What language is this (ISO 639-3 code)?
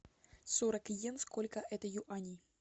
rus